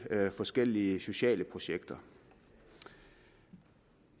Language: Danish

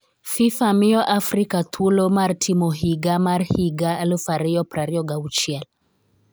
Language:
Luo (Kenya and Tanzania)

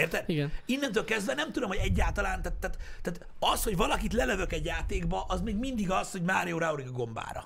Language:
Hungarian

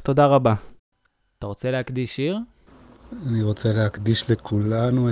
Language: Hebrew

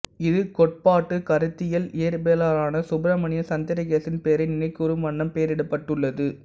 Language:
Tamil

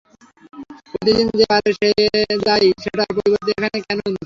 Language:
Bangla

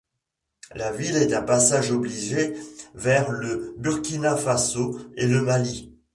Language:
French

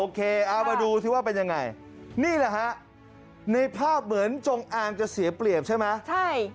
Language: Thai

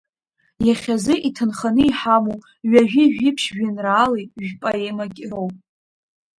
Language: Abkhazian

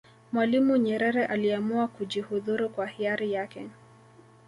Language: Swahili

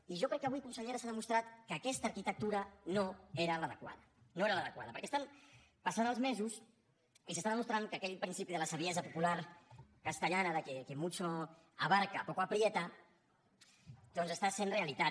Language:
Catalan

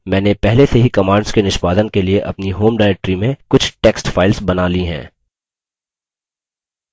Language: Hindi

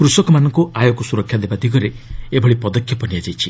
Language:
Odia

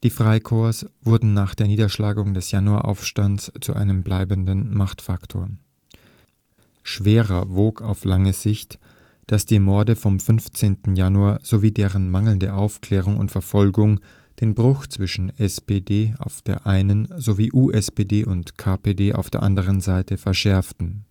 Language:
German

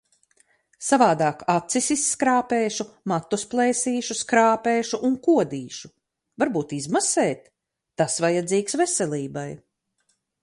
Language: Latvian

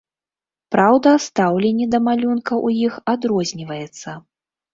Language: Belarusian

